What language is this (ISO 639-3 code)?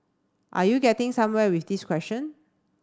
eng